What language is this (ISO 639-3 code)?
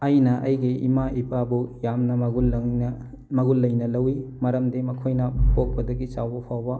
mni